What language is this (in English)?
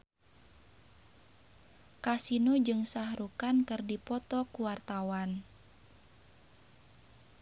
Sundanese